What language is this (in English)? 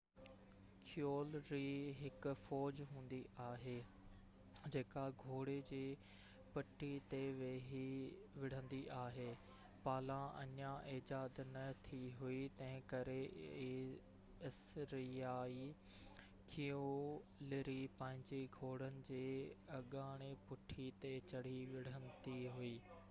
Sindhi